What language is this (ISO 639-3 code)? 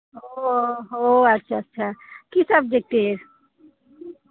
ben